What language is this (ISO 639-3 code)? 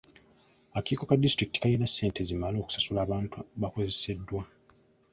lug